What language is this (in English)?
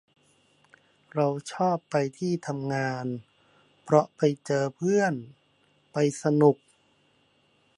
Thai